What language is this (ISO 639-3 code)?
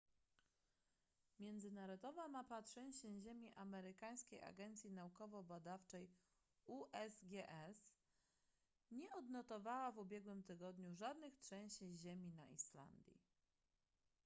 pol